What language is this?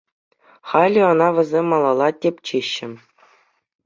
Chuvash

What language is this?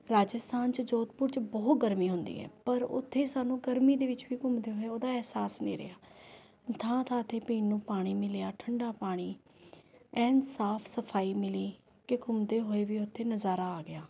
Punjabi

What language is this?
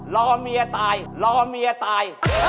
Thai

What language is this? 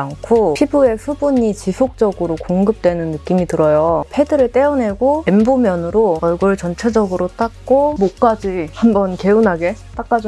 Korean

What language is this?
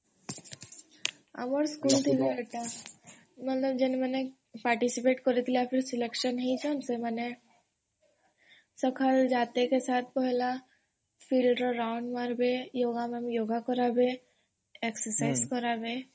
Odia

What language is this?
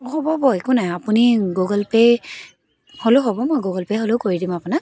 Assamese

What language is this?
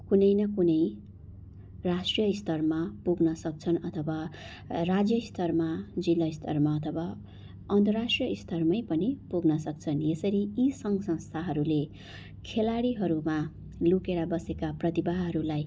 Nepali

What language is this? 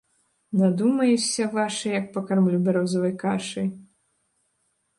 Belarusian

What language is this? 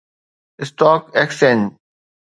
Sindhi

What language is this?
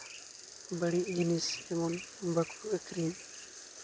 Santali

